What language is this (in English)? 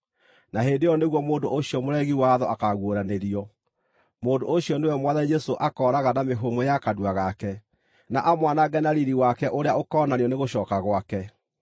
Kikuyu